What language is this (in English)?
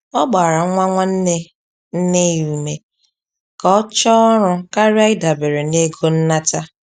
Igbo